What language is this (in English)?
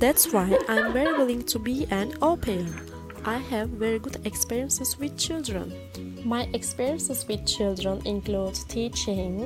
Turkish